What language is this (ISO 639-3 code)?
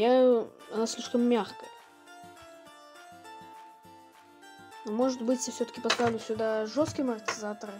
rus